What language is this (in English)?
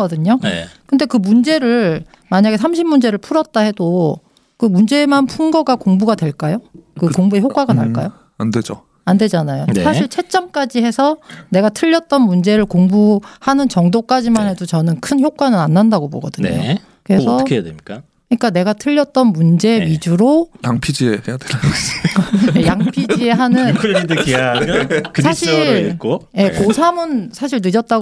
Korean